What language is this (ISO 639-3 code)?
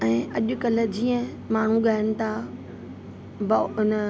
snd